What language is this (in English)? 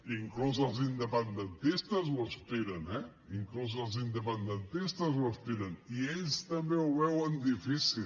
Catalan